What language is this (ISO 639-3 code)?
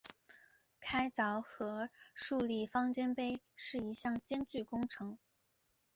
zho